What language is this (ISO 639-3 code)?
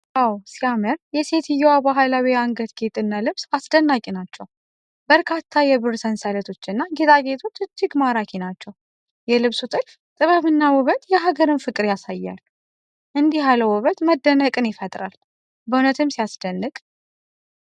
amh